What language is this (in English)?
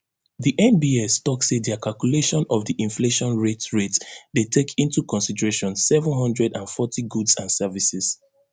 Nigerian Pidgin